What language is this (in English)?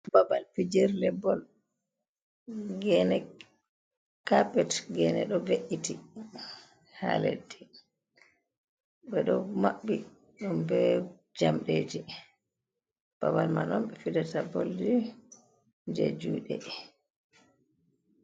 Fula